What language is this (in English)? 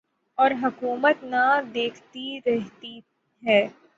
Urdu